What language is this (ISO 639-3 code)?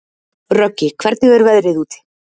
isl